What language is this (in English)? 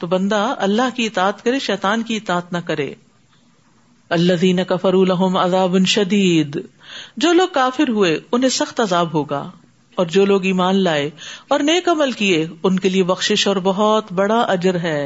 Urdu